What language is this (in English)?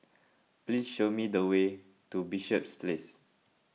English